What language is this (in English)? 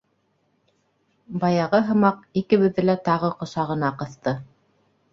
Bashkir